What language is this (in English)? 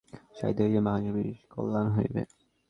Bangla